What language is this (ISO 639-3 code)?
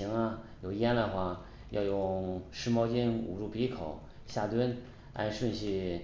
zho